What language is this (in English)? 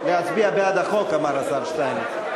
Hebrew